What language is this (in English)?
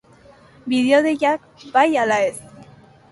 Basque